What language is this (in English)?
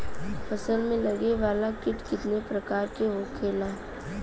Bhojpuri